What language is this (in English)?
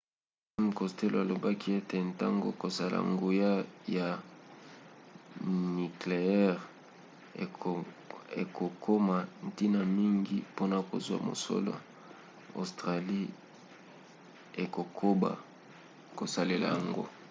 Lingala